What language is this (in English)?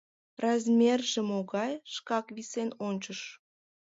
Mari